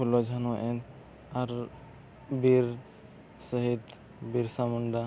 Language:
Santali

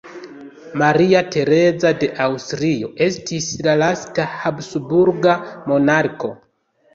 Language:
Esperanto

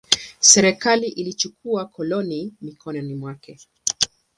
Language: Swahili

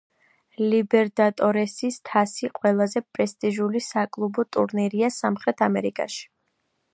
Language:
Georgian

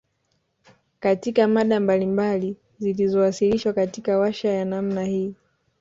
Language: Swahili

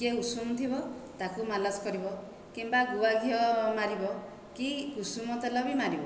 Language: Odia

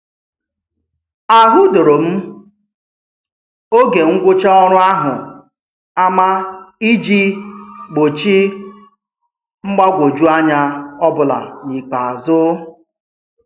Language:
Igbo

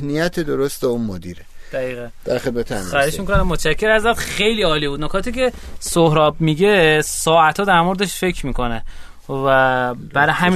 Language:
Persian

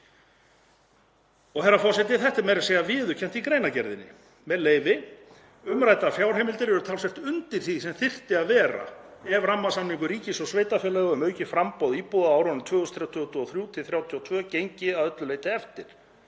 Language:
Icelandic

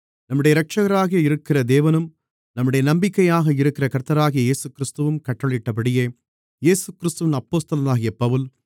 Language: Tamil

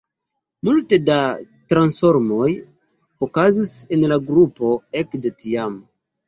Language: Esperanto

